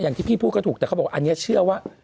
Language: Thai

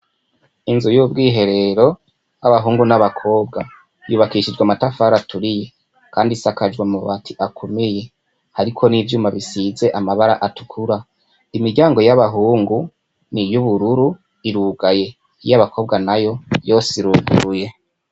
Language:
Rundi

